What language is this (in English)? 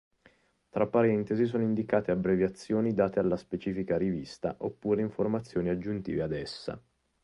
Italian